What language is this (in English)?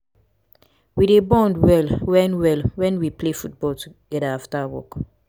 Nigerian Pidgin